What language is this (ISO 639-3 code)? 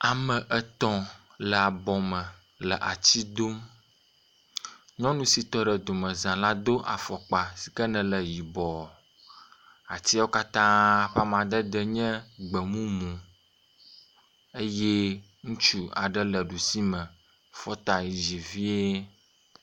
ewe